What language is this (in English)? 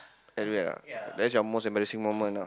English